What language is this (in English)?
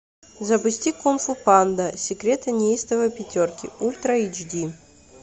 Russian